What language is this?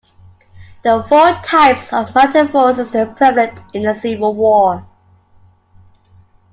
English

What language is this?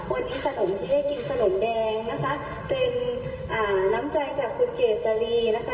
Thai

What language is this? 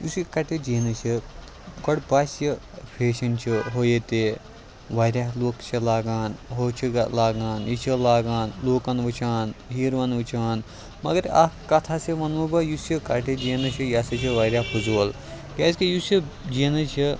Kashmiri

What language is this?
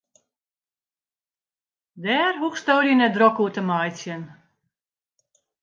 Western Frisian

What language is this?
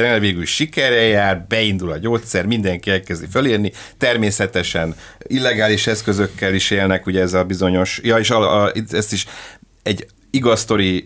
Hungarian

